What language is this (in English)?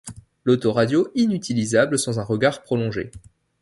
French